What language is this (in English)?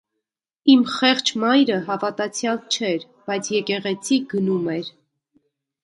Armenian